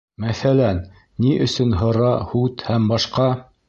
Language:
Bashkir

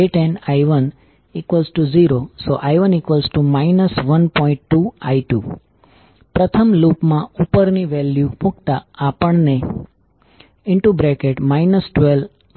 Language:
Gujarati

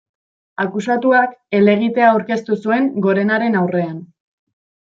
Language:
Basque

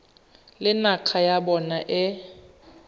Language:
Tswana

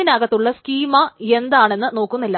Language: Malayalam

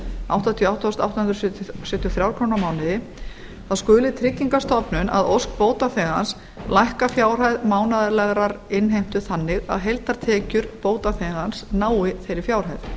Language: Icelandic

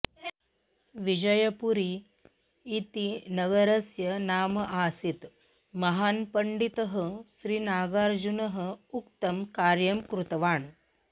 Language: Sanskrit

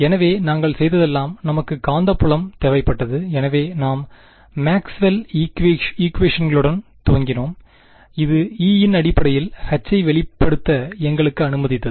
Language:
Tamil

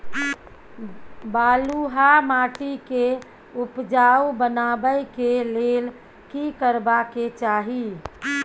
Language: Maithili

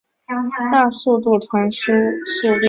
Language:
Chinese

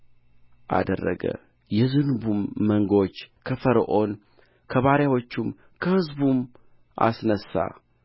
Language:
Amharic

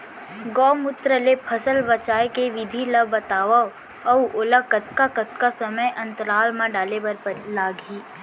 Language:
Chhattisgarhi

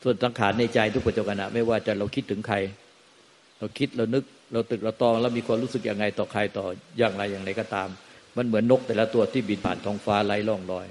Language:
Thai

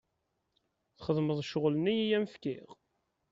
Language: Kabyle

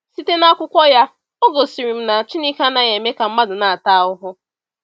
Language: Igbo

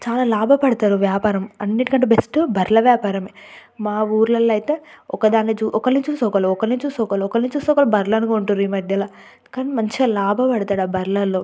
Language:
Telugu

